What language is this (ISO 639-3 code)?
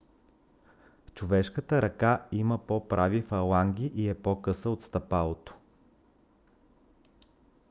bul